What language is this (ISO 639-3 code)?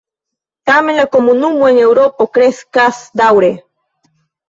epo